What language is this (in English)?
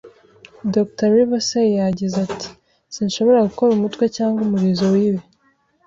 Kinyarwanda